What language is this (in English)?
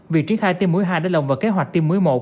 Vietnamese